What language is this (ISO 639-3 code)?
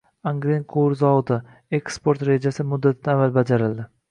uzb